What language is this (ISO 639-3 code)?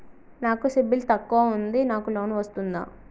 tel